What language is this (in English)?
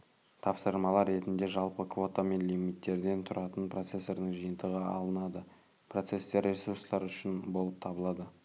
Kazakh